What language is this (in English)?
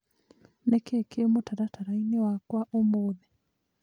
Kikuyu